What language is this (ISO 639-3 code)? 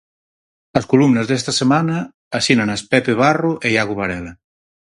glg